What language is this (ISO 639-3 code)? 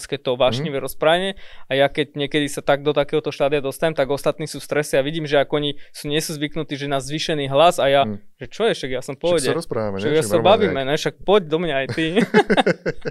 slk